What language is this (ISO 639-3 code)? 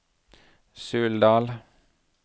nor